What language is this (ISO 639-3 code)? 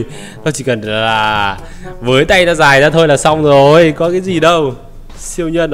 vie